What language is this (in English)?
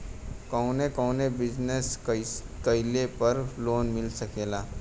Bhojpuri